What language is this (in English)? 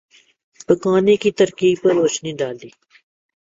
Urdu